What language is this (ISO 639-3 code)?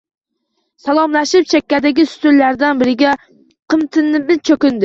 uzb